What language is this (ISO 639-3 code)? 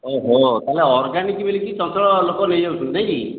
ori